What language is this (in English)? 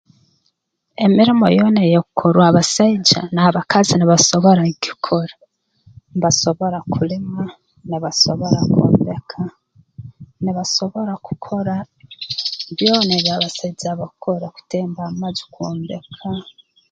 Tooro